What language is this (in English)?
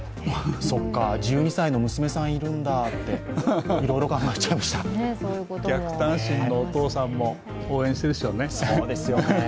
Japanese